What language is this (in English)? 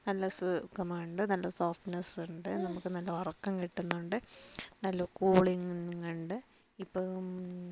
Malayalam